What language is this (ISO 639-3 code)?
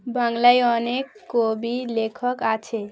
ben